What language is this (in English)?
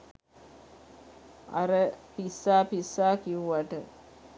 Sinhala